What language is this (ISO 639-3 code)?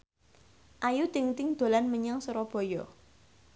jav